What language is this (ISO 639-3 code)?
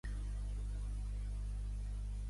cat